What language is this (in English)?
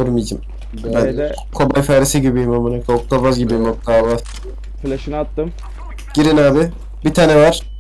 Turkish